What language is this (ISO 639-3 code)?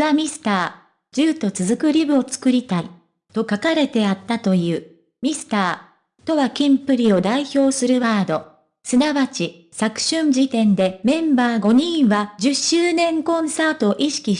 jpn